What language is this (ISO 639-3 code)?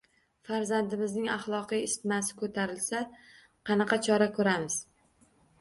uzb